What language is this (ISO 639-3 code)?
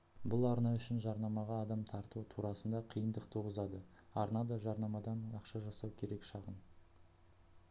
kaz